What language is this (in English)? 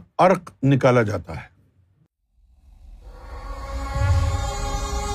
Urdu